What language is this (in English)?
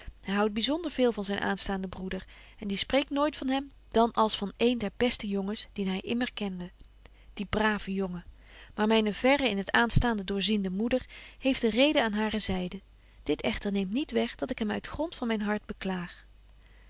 Dutch